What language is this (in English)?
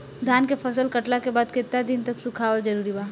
Bhojpuri